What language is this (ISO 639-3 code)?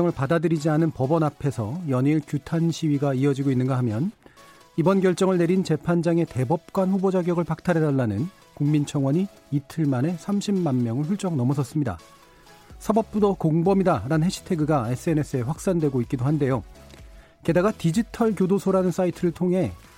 kor